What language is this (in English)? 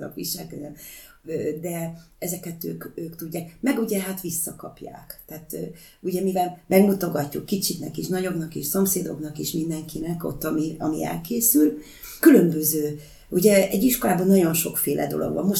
Hungarian